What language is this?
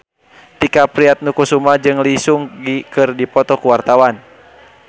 Sundanese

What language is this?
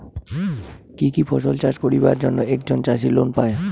Bangla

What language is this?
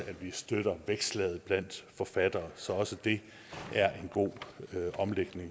Danish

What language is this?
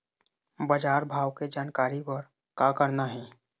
Chhattisgarhi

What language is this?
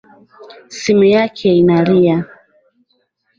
Swahili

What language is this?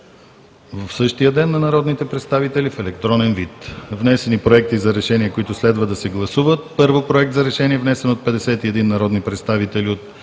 Bulgarian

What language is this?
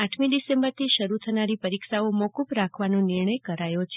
Gujarati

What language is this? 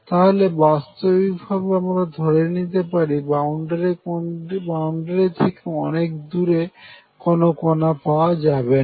Bangla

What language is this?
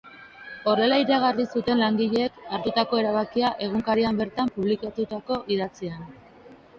Basque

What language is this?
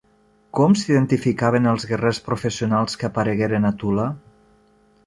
Catalan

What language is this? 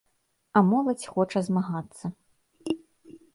Belarusian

